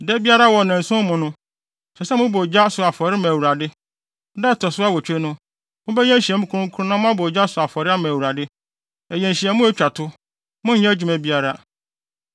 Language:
Akan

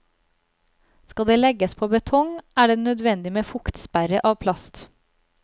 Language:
Norwegian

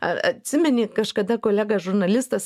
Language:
Lithuanian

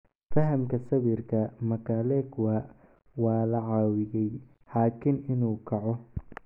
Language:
Somali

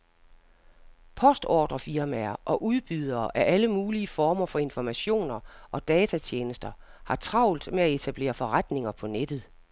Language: Danish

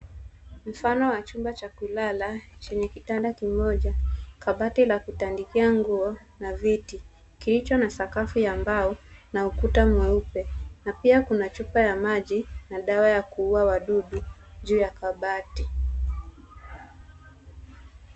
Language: Swahili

